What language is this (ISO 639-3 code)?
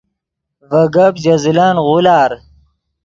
ydg